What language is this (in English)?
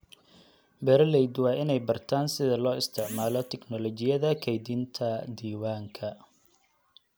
Somali